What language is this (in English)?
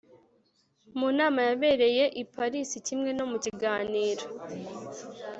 Kinyarwanda